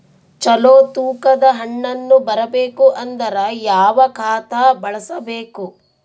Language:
Kannada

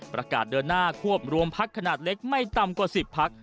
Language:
Thai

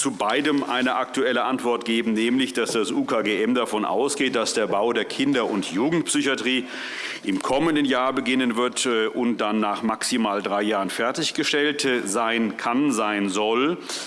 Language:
German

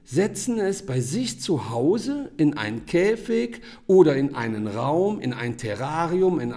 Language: German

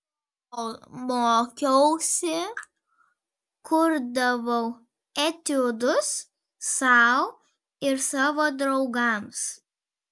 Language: Lithuanian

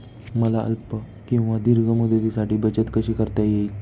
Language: Marathi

